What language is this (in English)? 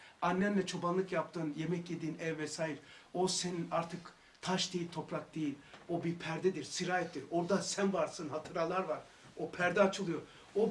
Turkish